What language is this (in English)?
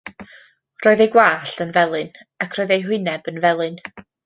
Welsh